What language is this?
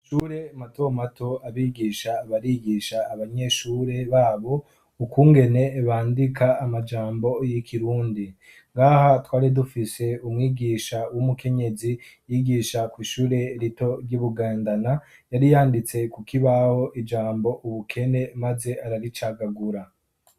Rundi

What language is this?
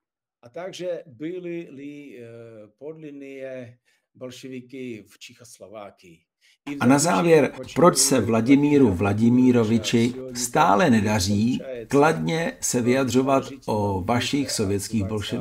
Czech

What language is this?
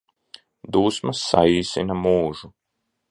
Latvian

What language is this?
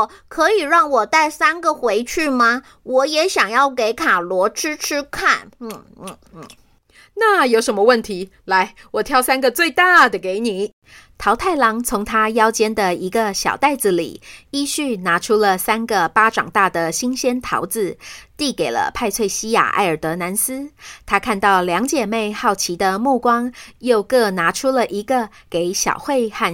Chinese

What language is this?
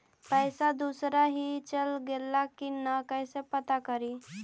Magahi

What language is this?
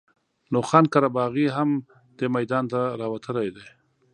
Pashto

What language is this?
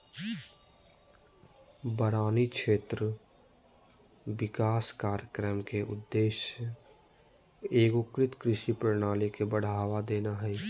Magahi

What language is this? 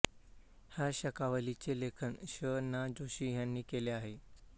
Marathi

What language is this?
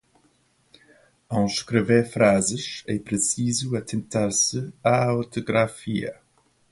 Portuguese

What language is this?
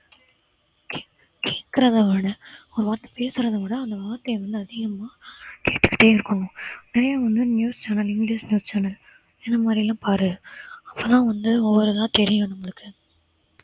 Tamil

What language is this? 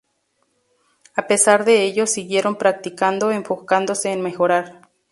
Spanish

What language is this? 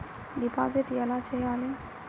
Telugu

